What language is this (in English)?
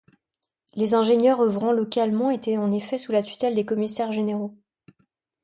French